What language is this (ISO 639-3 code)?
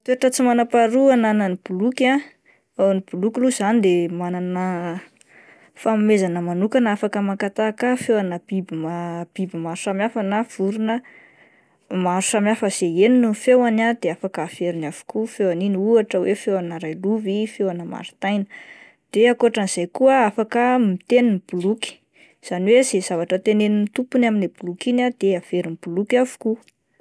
mlg